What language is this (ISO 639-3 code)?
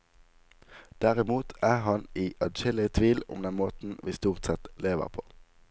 nor